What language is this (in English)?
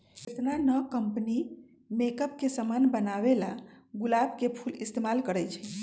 Magahi